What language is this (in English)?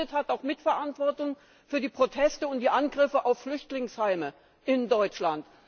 German